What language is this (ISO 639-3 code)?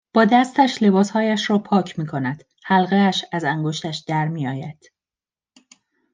fas